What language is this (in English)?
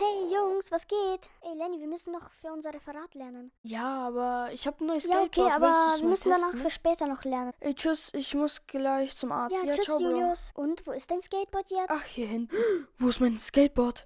German